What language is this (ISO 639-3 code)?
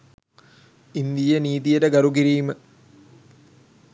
sin